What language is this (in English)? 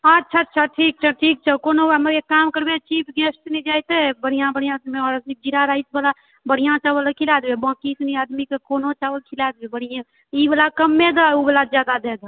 Maithili